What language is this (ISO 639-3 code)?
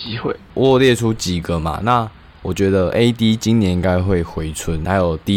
zho